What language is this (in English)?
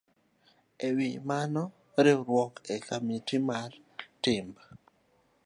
Luo (Kenya and Tanzania)